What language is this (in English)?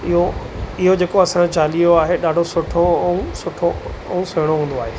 Sindhi